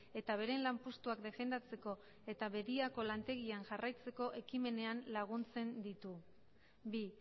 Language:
Basque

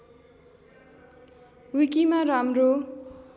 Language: Nepali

